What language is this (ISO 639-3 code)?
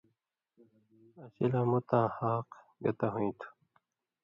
mvy